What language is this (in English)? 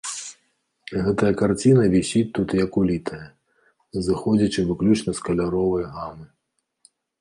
Belarusian